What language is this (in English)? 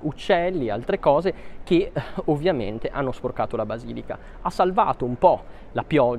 Italian